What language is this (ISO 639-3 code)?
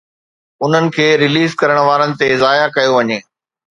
snd